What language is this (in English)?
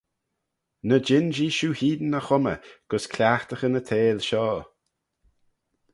Manx